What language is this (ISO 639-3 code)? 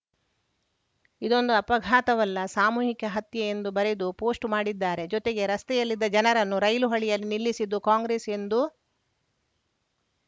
kan